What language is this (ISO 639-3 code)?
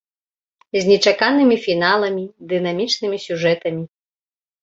bel